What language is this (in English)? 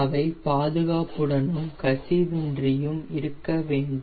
Tamil